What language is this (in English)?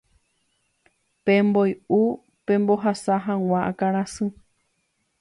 Guarani